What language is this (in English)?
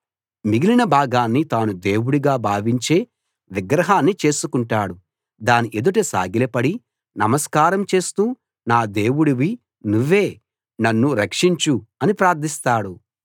Telugu